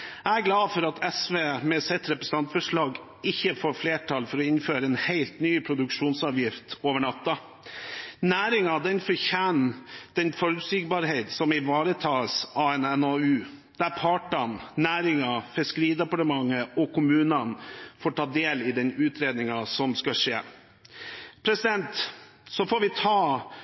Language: Norwegian Bokmål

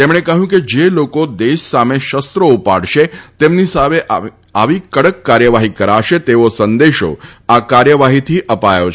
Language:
Gujarati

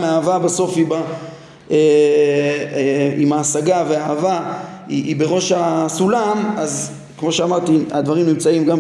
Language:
Hebrew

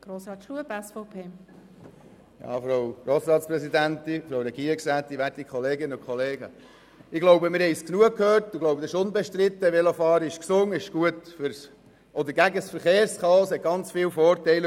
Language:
Swiss German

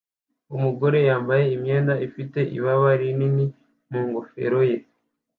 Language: Kinyarwanda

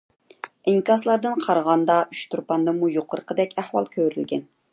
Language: Uyghur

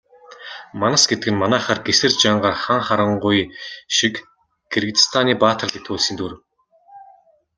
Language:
Mongolian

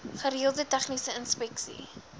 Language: Afrikaans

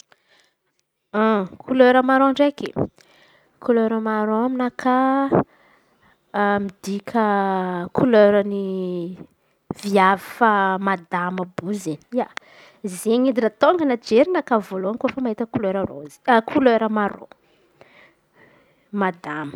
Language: Antankarana Malagasy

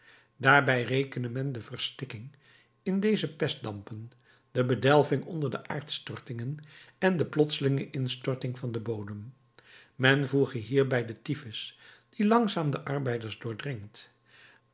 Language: Dutch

